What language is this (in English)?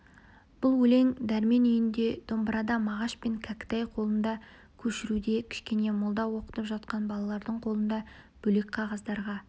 Kazakh